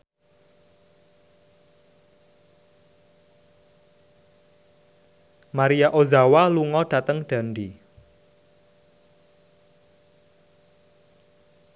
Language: Javanese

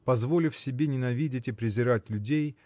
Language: Russian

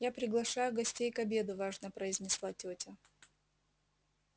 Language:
Russian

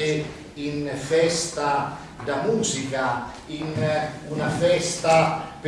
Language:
Italian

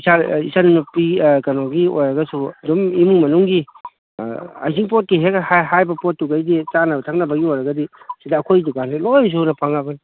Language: Manipuri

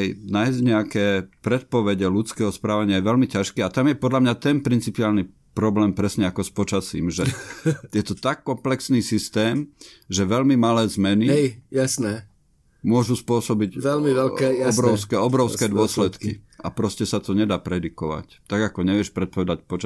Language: Slovak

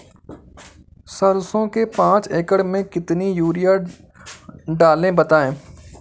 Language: Hindi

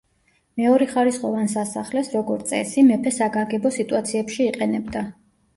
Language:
Georgian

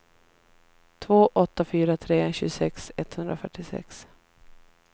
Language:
Swedish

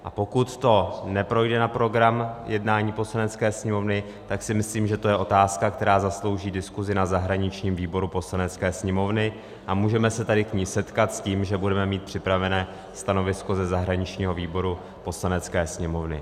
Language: Czech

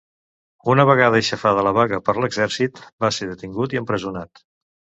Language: Catalan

